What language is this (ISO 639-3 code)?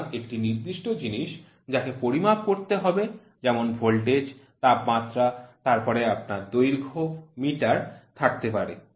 ben